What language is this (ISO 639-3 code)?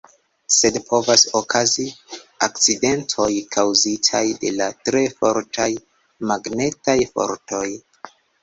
epo